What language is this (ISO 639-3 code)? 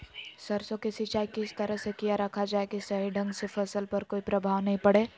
mag